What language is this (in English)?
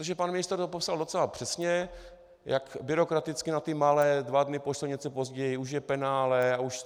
Czech